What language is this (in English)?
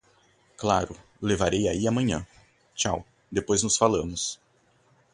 Portuguese